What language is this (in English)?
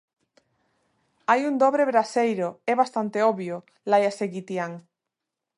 Galician